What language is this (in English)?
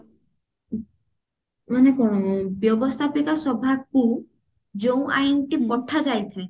Odia